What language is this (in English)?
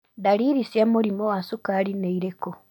Kikuyu